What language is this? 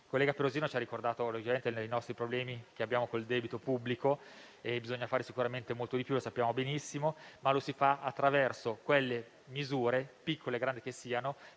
Italian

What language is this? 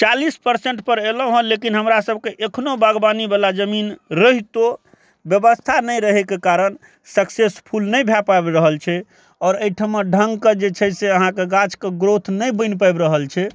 Maithili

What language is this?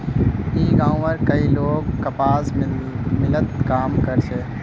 Magahi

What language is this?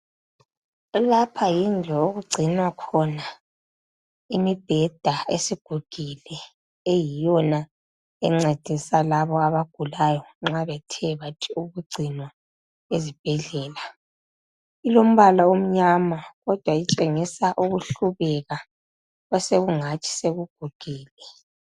North Ndebele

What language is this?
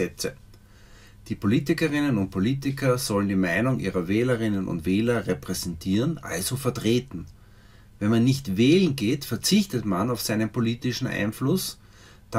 German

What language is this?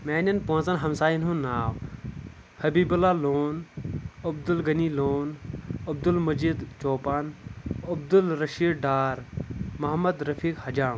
Kashmiri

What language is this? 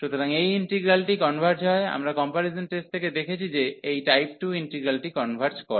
Bangla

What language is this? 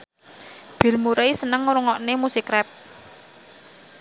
Javanese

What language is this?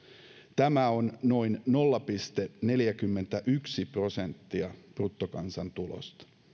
Finnish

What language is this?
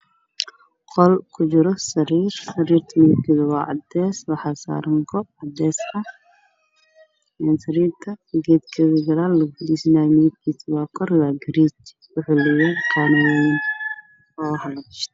Somali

